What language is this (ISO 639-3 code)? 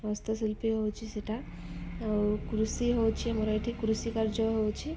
ori